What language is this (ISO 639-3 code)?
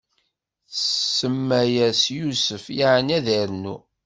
kab